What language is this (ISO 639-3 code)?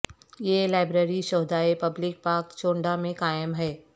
urd